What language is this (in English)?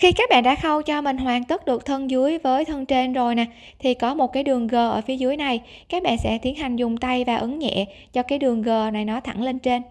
Vietnamese